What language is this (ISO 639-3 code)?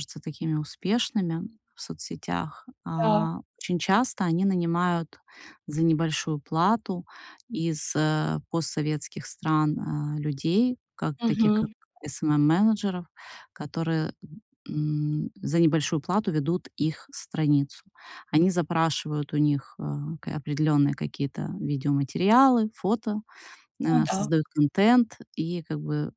rus